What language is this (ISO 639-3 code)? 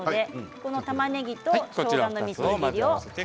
jpn